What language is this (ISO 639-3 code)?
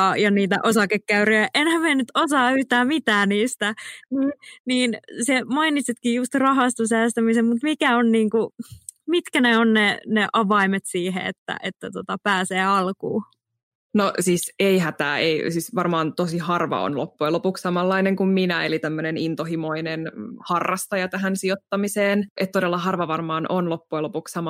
fin